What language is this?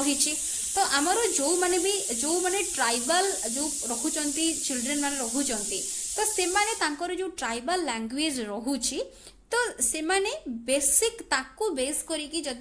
Hindi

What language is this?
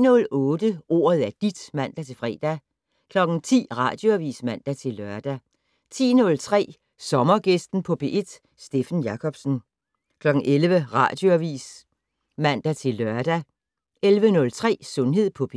Danish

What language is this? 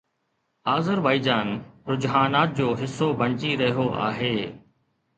Sindhi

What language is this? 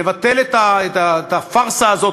Hebrew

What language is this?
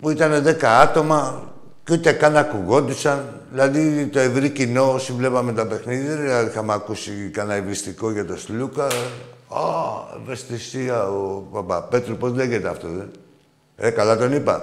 Greek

